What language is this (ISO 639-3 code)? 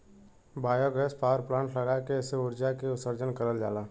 bho